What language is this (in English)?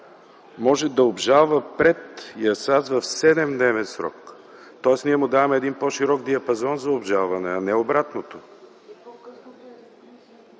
Bulgarian